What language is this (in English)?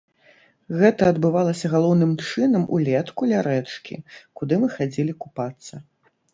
Belarusian